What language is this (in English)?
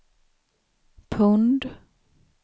Swedish